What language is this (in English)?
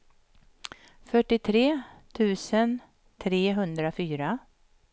Swedish